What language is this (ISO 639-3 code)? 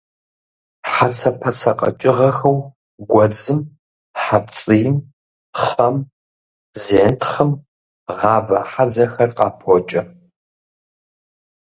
kbd